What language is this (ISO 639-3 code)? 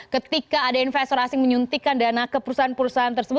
ind